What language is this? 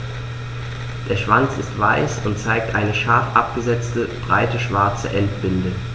German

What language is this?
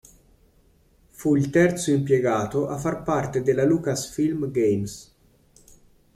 Italian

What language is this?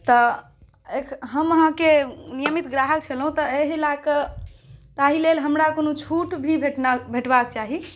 Maithili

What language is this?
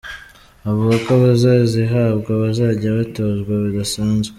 Kinyarwanda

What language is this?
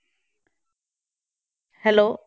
Punjabi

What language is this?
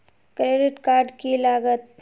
Magahi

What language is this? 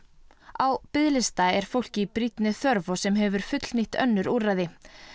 Icelandic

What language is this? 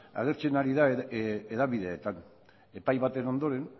Basque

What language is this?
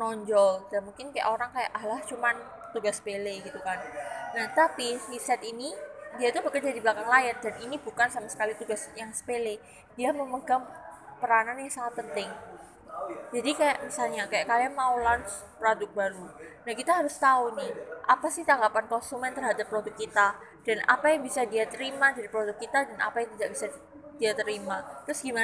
Indonesian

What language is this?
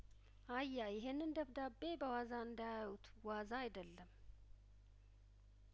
Amharic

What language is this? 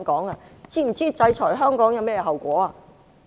Cantonese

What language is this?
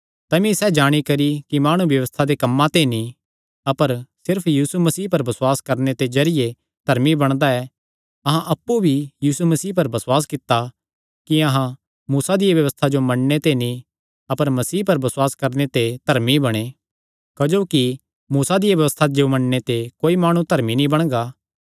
Kangri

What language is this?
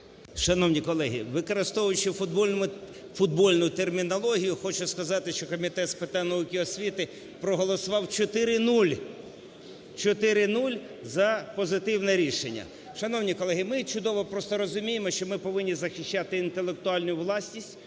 Ukrainian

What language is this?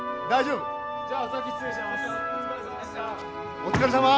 Japanese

